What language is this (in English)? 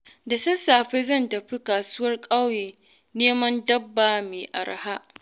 Hausa